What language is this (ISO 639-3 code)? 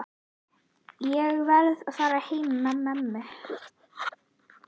isl